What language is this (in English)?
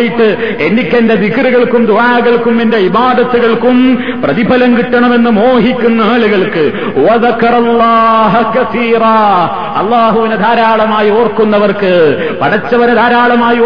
Malayalam